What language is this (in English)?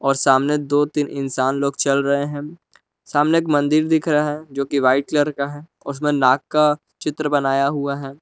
Hindi